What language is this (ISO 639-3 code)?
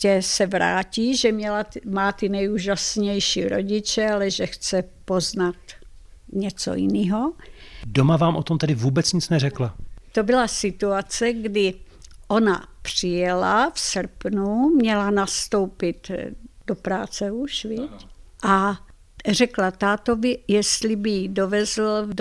ces